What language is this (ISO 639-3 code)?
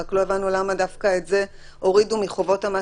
heb